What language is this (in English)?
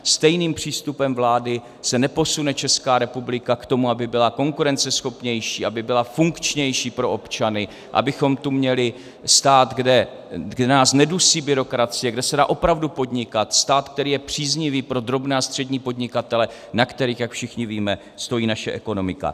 Czech